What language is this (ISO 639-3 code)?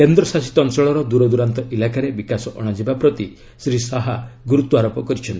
ori